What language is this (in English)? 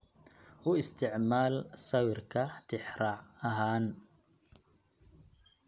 Somali